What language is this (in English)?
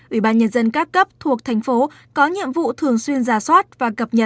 Vietnamese